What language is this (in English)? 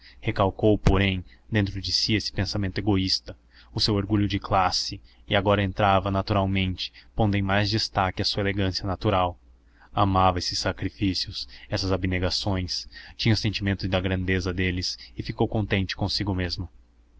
Portuguese